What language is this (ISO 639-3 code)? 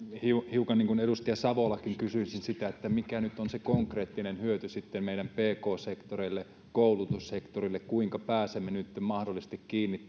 fin